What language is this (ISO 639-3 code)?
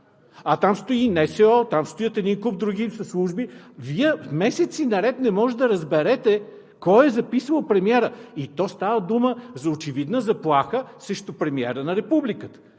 bul